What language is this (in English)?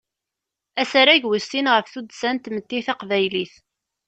Kabyle